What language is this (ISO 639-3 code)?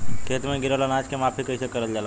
bho